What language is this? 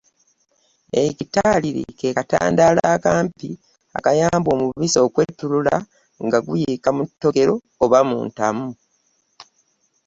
Ganda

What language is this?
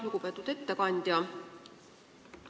Estonian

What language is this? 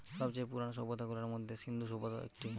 Bangla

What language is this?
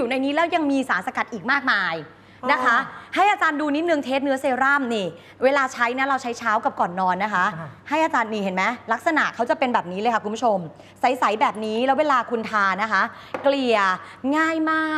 Thai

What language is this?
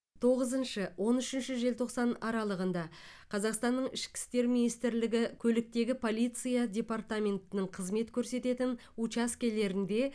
Kazakh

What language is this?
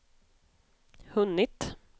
Swedish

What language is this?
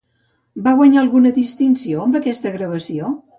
Catalan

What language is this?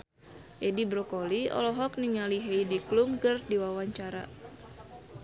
Sundanese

